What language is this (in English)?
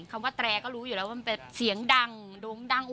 Thai